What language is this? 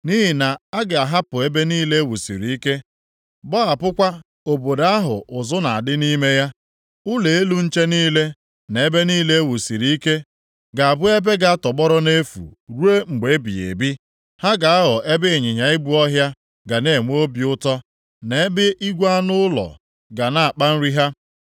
Igbo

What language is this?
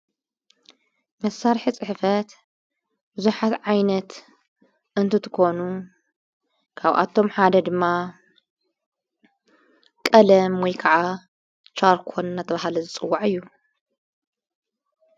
Tigrinya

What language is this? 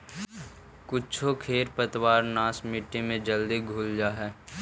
Magahi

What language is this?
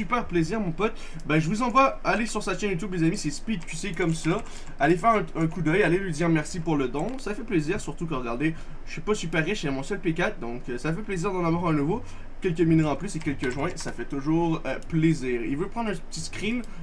French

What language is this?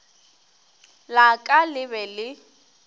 Northern Sotho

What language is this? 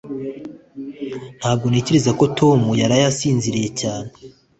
Kinyarwanda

